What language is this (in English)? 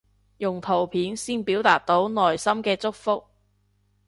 Cantonese